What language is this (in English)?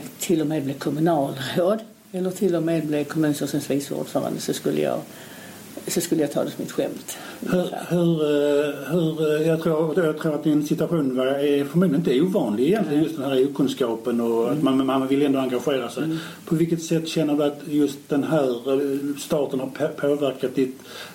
Swedish